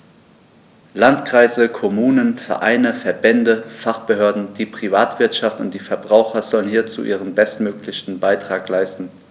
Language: German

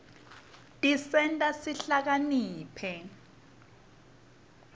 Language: Swati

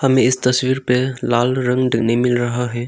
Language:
Hindi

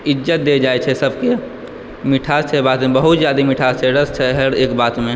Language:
Maithili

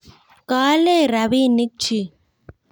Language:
Kalenjin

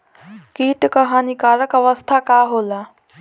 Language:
Bhojpuri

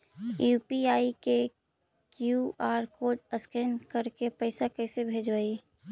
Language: Magahi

